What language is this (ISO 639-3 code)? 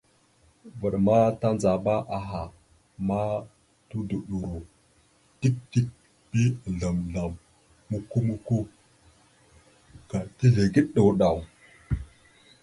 mxu